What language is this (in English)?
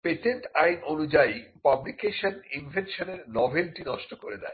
Bangla